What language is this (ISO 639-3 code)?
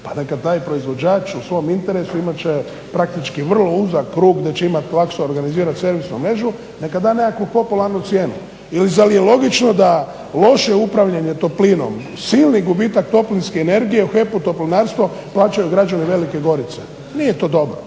hrv